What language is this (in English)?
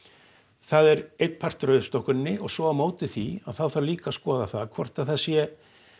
Icelandic